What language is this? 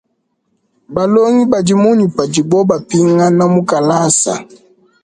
Luba-Lulua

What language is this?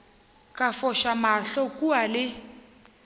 Northern Sotho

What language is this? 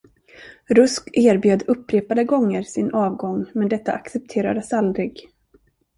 Swedish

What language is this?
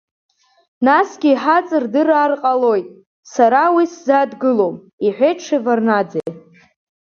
Abkhazian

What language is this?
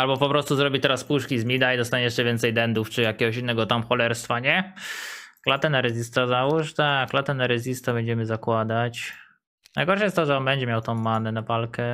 Polish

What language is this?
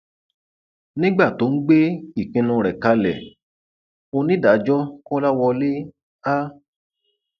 Yoruba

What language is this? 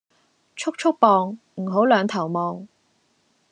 Cantonese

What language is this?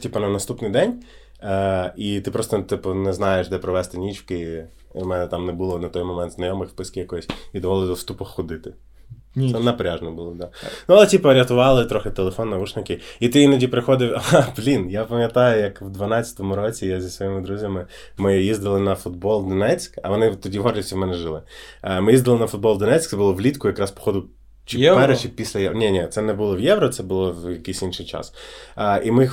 Ukrainian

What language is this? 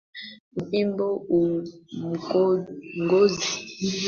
Swahili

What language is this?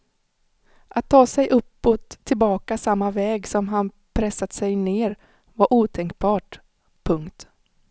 Swedish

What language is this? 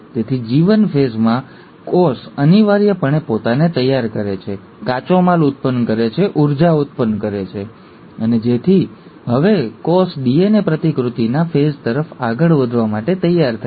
Gujarati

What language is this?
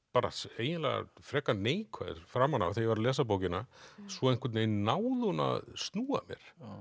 Icelandic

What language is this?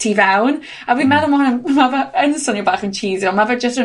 Welsh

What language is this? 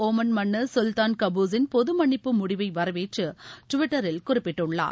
Tamil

